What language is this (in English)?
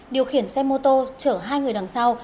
Vietnamese